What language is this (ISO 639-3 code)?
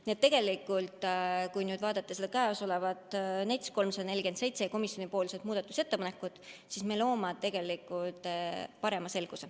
est